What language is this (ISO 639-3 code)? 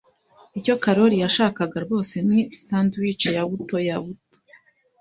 kin